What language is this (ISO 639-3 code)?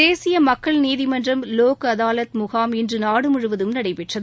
tam